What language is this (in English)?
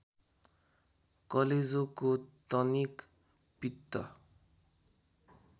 Nepali